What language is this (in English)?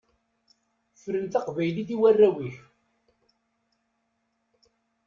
Kabyle